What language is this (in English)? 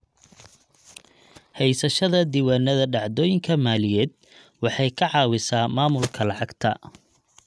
Somali